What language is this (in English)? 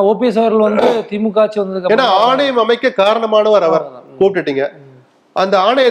Tamil